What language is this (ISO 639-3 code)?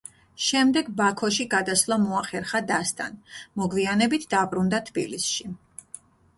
kat